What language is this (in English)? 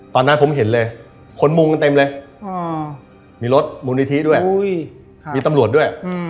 Thai